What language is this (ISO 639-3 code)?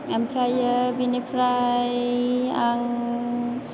brx